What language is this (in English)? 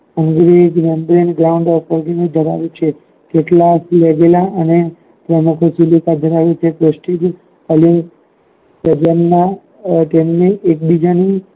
Gujarati